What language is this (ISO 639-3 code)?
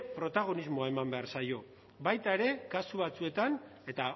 eus